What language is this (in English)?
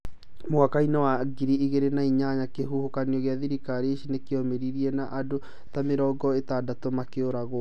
Kikuyu